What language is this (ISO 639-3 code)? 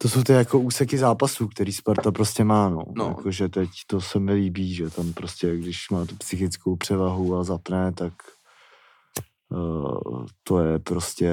ces